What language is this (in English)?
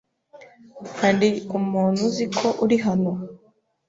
Kinyarwanda